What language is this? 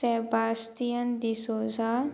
Konkani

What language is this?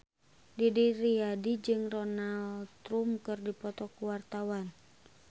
Sundanese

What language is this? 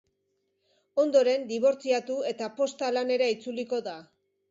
Basque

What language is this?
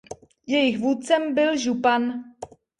Czech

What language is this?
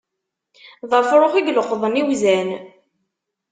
Kabyle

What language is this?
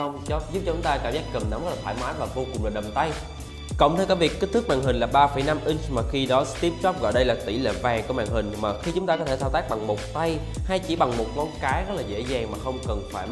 Vietnamese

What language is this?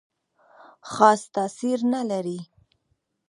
Pashto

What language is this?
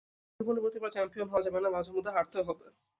Bangla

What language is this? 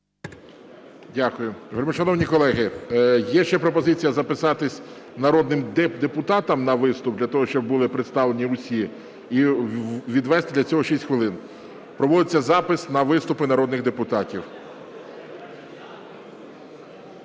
Ukrainian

